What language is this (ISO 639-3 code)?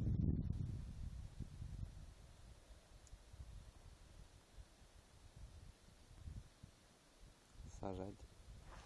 rus